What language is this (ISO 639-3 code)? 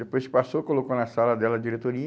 por